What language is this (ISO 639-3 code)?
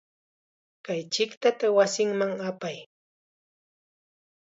qxa